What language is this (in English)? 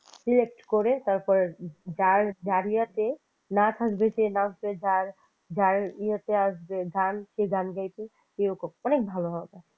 Bangla